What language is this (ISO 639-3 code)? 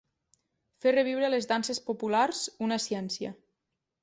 cat